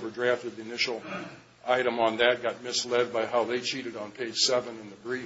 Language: English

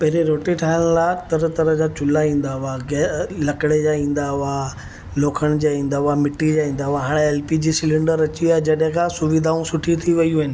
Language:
Sindhi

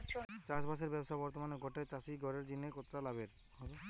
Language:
Bangla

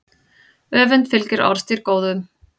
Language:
Icelandic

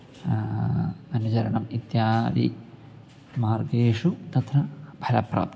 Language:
Sanskrit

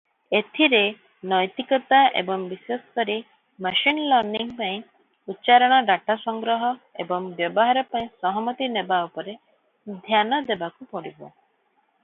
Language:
Odia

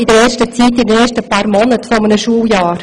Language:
Swiss German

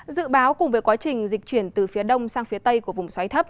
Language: Vietnamese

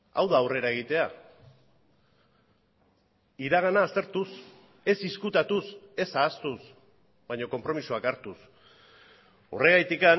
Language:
Basque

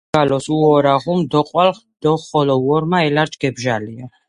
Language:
Georgian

